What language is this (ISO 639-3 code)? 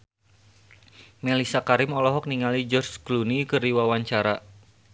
sun